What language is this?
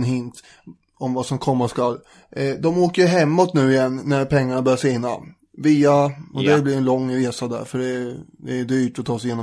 Swedish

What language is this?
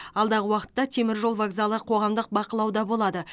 Kazakh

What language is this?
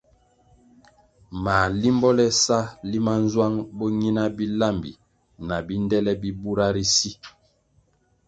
Kwasio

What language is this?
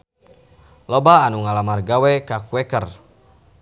Sundanese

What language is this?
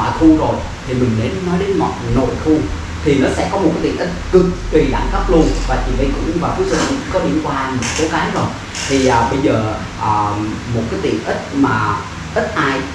Vietnamese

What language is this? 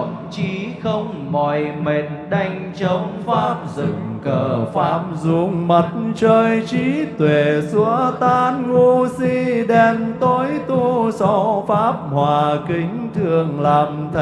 Vietnamese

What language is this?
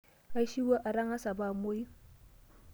Masai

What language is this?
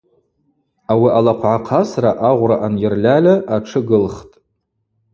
Abaza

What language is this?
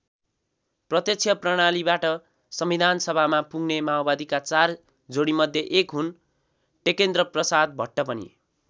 Nepali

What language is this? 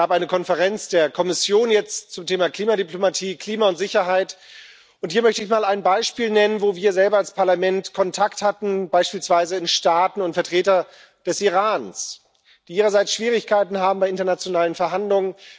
German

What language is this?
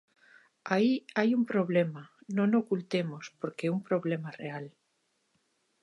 Galician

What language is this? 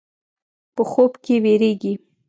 Pashto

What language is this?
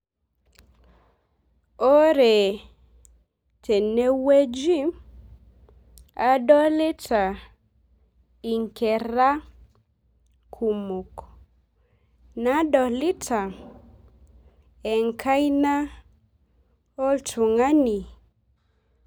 Masai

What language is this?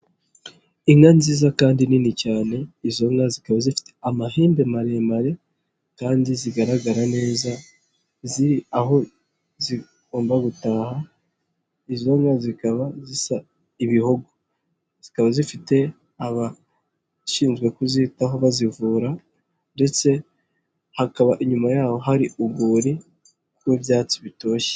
Kinyarwanda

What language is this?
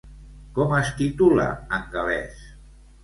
Catalan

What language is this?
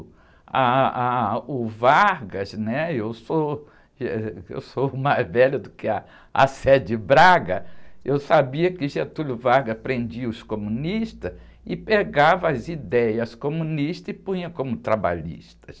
Portuguese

